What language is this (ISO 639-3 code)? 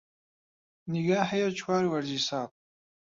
ckb